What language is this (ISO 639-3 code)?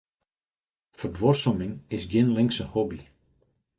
fry